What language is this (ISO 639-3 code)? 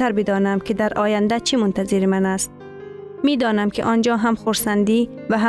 fas